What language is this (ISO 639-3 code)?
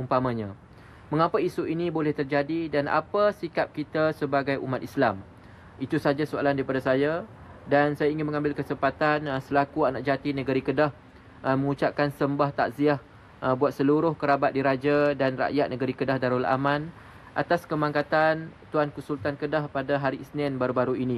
msa